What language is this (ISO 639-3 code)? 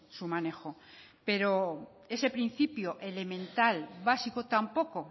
spa